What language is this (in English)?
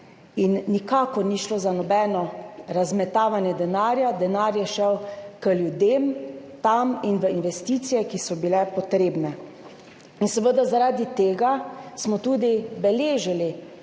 Slovenian